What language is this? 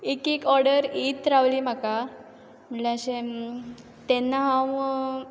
Konkani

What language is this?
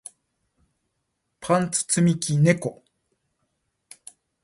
Japanese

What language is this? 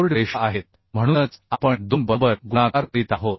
Marathi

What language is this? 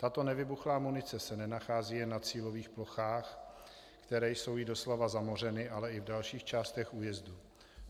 Czech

